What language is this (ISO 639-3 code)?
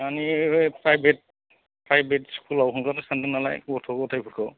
brx